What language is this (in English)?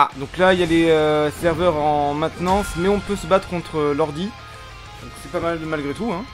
French